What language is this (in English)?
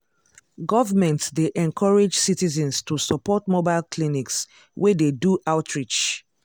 Nigerian Pidgin